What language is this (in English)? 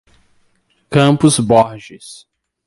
Portuguese